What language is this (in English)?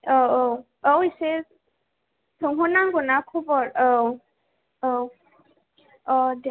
Bodo